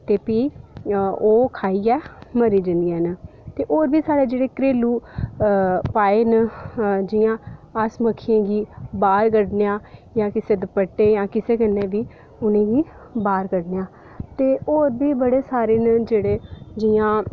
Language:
Dogri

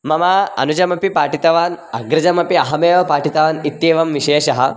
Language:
Sanskrit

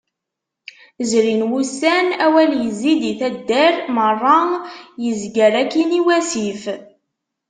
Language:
Kabyle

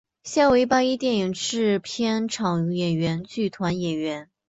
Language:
Chinese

